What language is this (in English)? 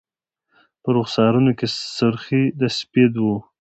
Pashto